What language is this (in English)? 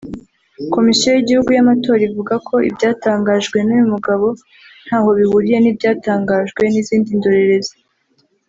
Kinyarwanda